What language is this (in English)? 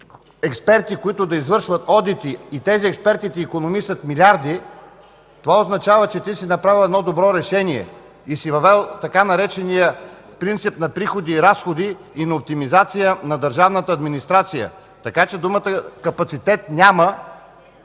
Bulgarian